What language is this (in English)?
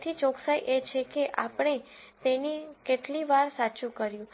Gujarati